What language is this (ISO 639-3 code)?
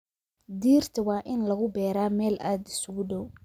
som